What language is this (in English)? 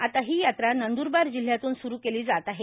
Marathi